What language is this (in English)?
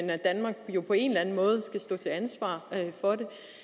Danish